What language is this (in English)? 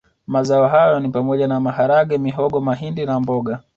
Swahili